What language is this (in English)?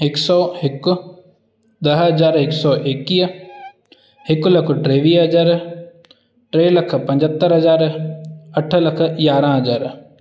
Sindhi